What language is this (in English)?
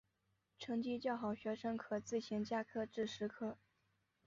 Chinese